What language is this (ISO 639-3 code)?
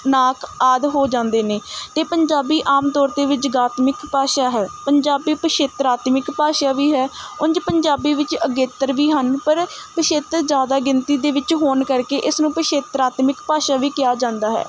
pan